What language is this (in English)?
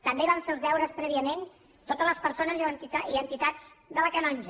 Catalan